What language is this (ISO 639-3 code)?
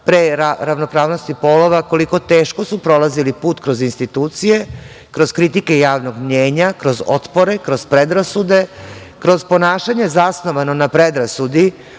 srp